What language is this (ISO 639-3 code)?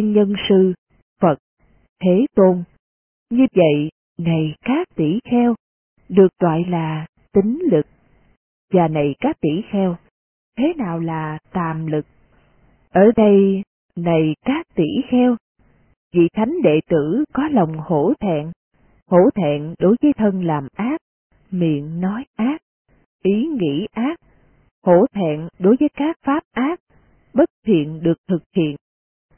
vie